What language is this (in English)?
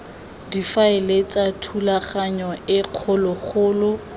Tswana